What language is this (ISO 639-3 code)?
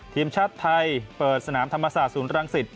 tha